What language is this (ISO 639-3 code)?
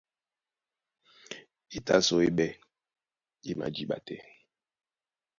dua